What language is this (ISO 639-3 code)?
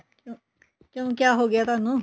pan